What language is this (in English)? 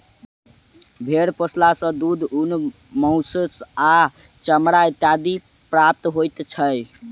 Maithili